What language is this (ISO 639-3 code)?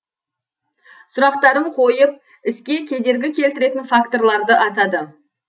kaz